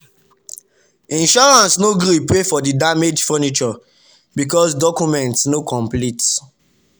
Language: Nigerian Pidgin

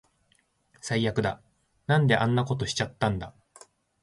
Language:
Japanese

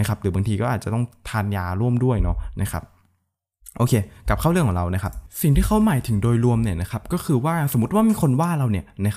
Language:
Thai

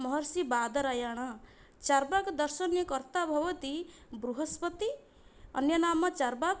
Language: Sanskrit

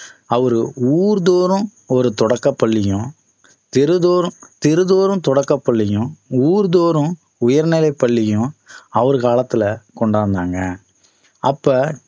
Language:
Tamil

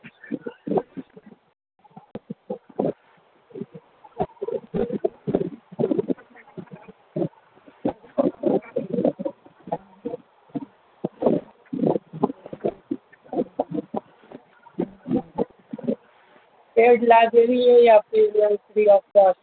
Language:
Urdu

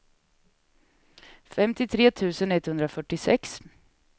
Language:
Swedish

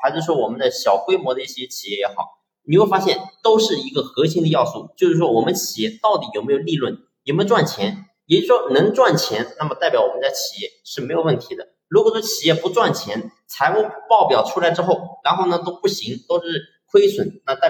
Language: Chinese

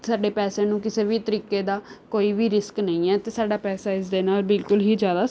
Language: Punjabi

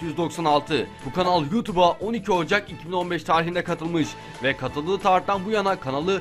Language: Turkish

